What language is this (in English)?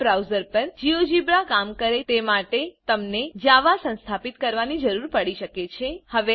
Gujarati